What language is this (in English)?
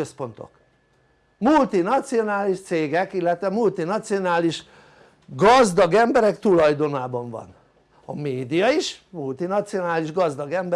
Hungarian